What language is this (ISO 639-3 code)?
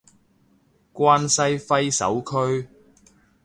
yue